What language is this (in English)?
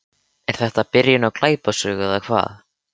Icelandic